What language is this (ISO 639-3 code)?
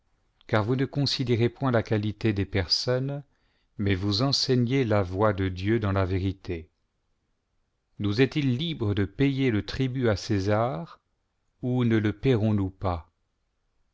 fra